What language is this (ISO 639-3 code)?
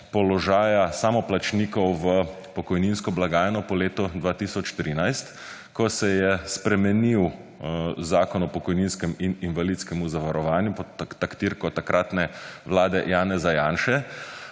slv